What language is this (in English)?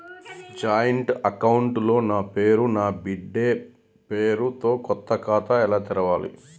Telugu